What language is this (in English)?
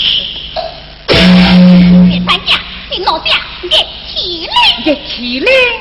Chinese